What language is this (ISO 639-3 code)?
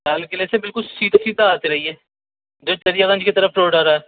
urd